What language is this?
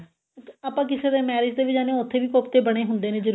Punjabi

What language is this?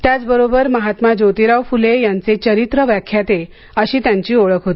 Marathi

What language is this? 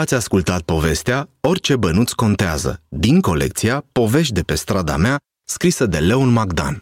Romanian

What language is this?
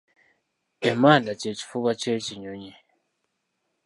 Ganda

